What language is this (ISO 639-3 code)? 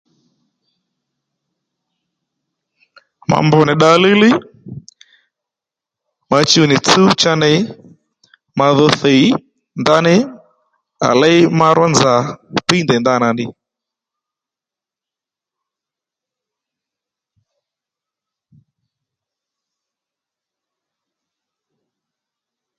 led